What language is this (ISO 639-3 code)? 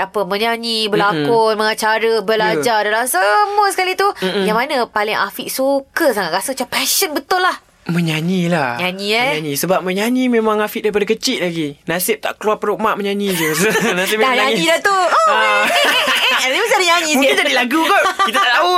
msa